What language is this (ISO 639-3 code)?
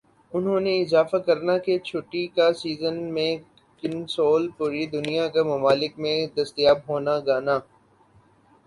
urd